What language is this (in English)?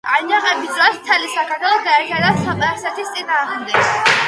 Georgian